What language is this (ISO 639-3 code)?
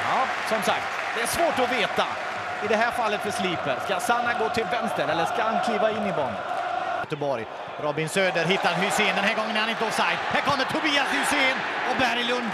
swe